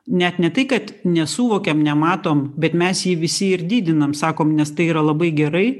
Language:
Lithuanian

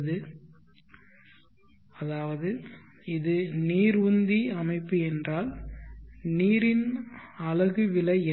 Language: Tamil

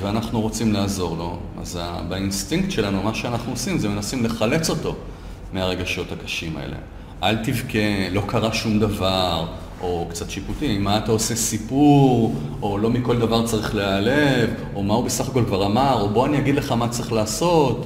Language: Hebrew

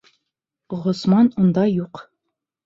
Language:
Bashkir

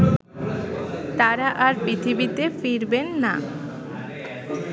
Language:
Bangla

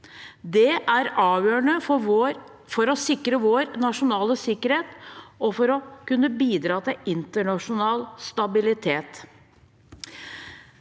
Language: Norwegian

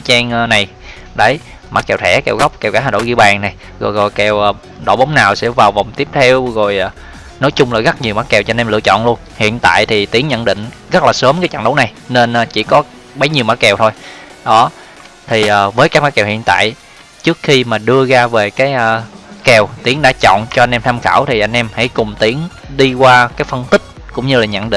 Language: Vietnamese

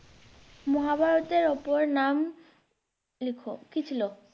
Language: Bangla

